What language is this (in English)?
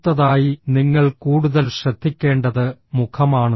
Malayalam